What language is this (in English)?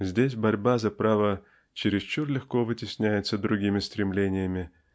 Russian